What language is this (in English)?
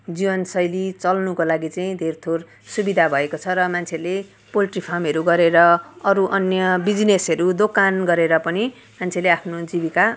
Nepali